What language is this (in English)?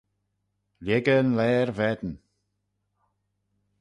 Manx